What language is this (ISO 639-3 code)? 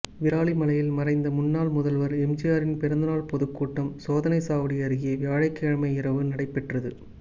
tam